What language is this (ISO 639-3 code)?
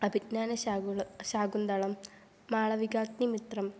san